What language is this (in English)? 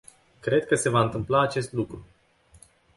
Romanian